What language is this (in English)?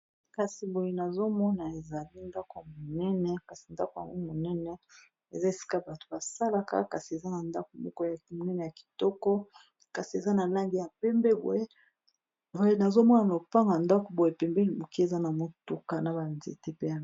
Lingala